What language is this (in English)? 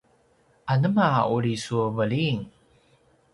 Paiwan